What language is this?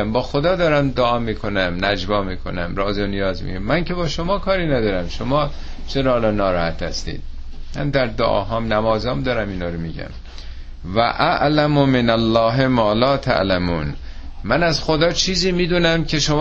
Persian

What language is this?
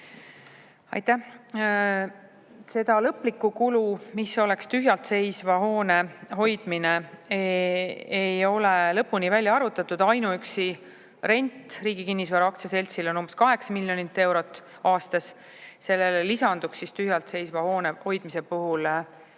Estonian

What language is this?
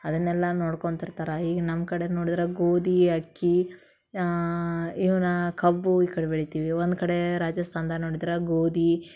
Kannada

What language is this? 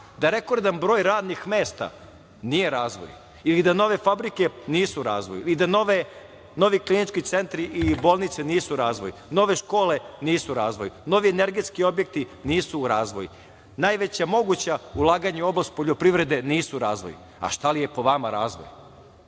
Serbian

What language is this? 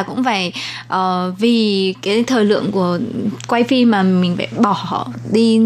Vietnamese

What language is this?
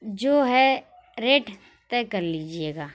Urdu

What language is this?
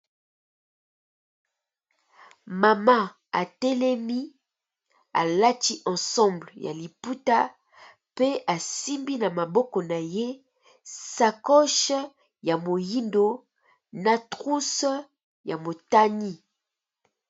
Lingala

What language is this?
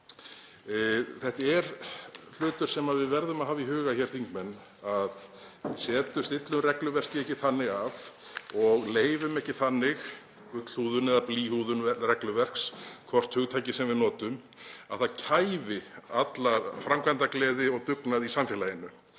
Icelandic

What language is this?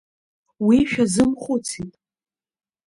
Abkhazian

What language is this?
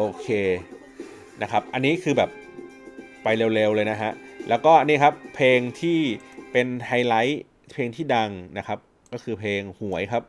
Thai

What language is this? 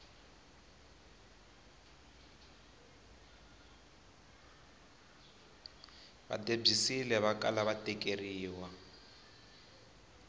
Tsonga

